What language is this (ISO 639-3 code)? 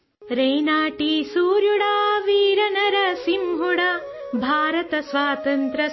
urd